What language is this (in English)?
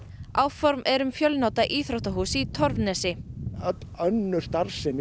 Icelandic